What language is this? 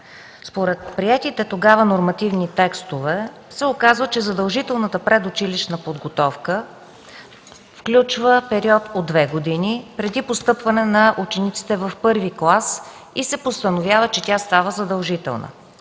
Bulgarian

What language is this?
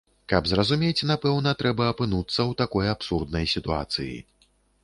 Belarusian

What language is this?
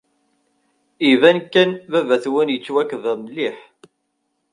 Kabyle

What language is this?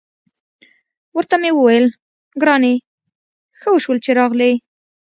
Pashto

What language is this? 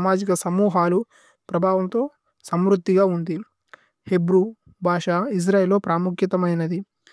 Tulu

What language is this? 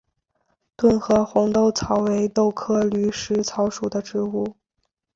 Chinese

